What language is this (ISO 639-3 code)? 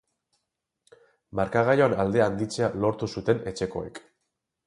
eus